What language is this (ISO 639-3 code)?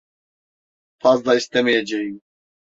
tur